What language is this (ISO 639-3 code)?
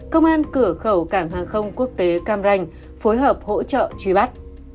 vie